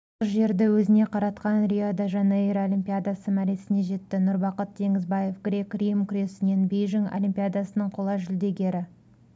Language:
Kazakh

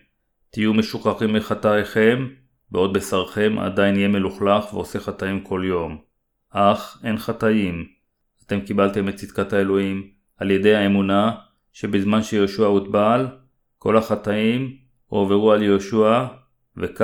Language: Hebrew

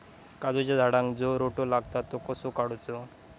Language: Marathi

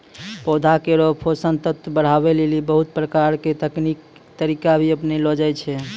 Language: Maithili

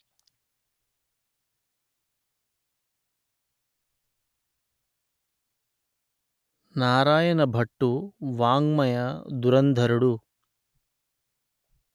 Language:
Telugu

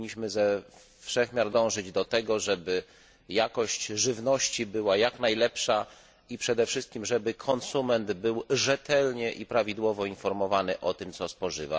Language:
Polish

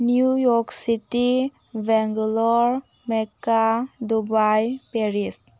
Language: Manipuri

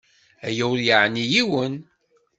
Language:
Kabyle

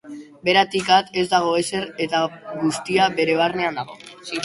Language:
Basque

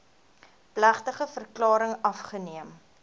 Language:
Afrikaans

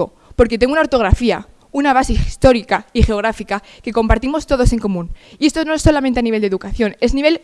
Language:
Spanish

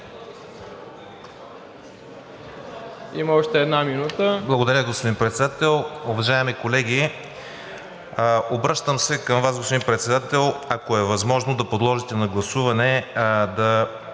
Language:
Bulgarian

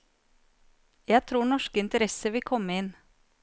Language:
Norwegian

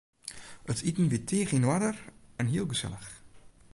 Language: Western Frisian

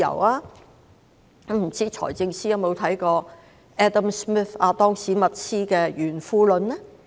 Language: Cantonese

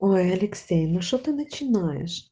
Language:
Russian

